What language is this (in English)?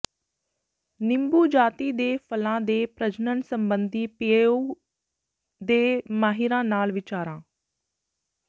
Punjabi